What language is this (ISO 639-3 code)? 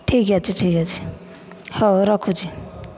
ori